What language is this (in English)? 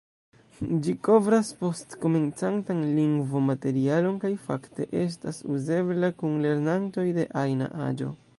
Esperanto